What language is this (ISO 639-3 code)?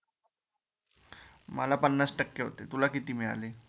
mar